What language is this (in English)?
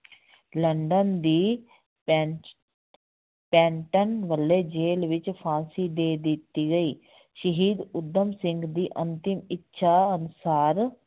Punjabi